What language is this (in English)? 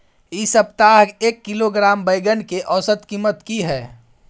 Maithili